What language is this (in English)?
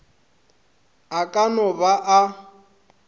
Northern Sotho